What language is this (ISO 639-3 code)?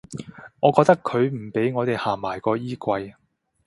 yue